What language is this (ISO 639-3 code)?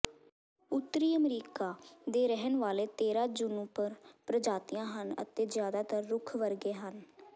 pan